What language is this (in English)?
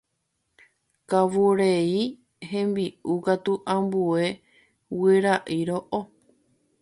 Guarani